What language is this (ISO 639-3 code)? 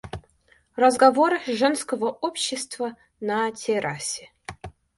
rus